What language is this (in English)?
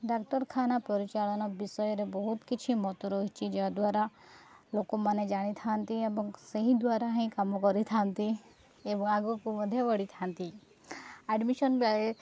Odia